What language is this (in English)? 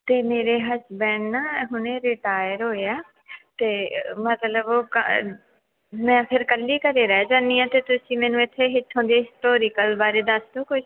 Punjabi